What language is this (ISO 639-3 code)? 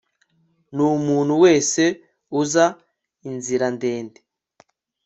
kin